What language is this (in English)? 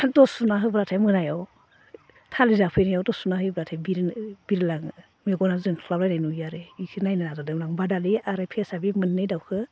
Bodo